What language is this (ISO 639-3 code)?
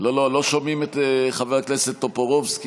heb